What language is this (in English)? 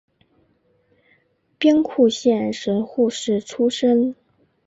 Chinese